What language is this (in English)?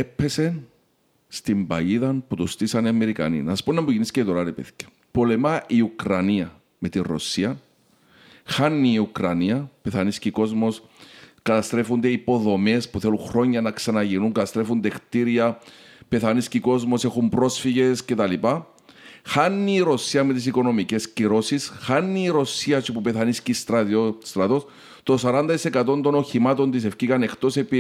Greek